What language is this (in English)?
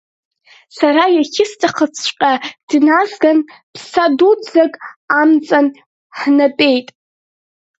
Abkhazian